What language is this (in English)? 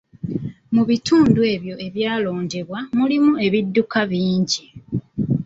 Ganda